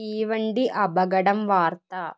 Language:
Malayalam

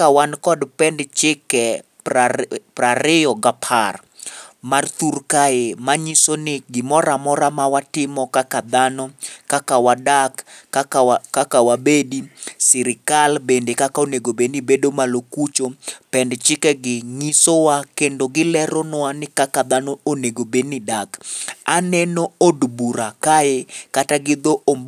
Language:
Luo (Kenya and Tanzania)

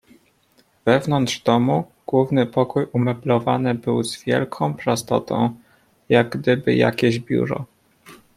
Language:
Polish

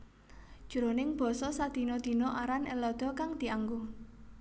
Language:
Javanese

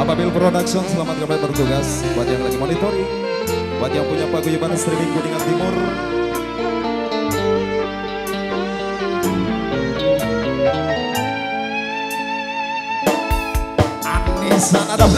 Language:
Arabic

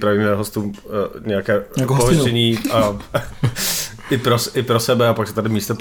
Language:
Czech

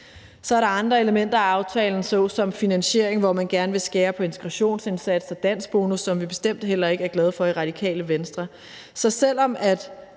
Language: Danish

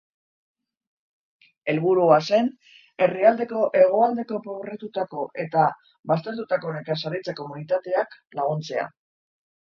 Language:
Basque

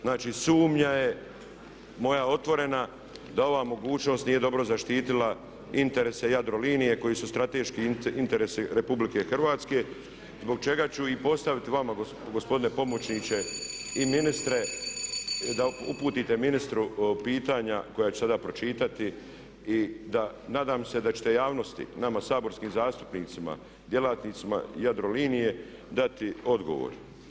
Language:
Croatian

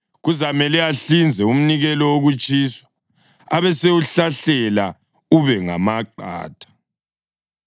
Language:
North Ndebele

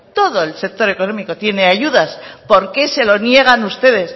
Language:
Spanish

